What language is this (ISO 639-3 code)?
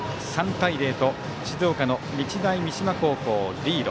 jpn